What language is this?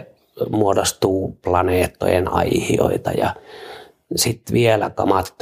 Finnish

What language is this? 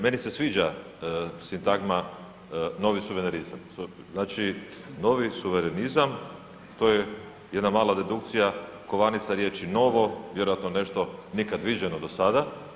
Croatian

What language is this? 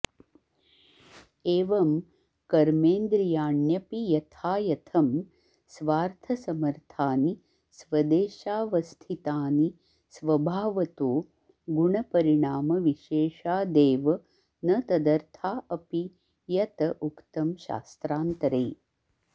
Sanskrit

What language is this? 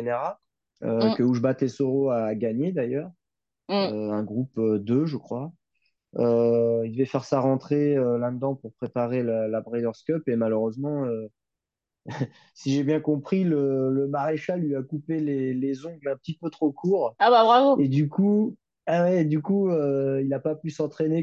French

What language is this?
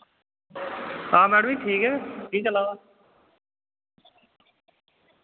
Dogri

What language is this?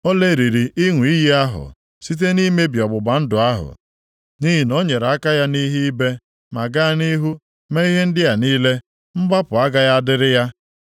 Igbo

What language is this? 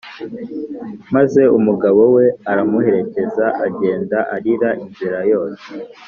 Kinyarwanda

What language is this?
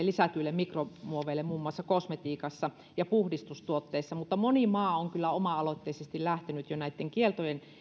Finnish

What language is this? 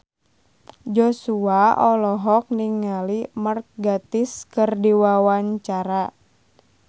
Sundanese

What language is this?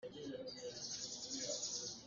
Hakha Chin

